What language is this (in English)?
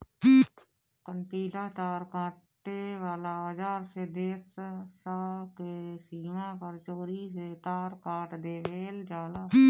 Bhojpuri